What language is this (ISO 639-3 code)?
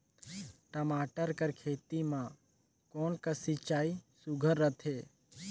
hne